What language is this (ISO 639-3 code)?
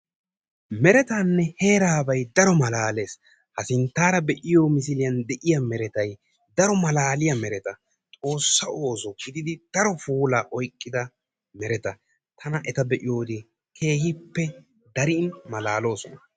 wal